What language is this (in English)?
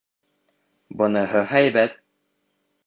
Bashkir